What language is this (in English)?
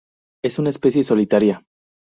Spanish